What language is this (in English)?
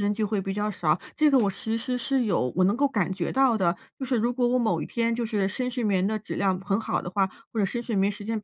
Chinese